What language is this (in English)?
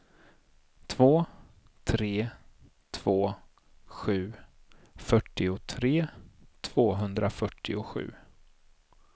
Swedish